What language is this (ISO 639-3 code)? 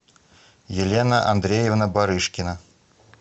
rus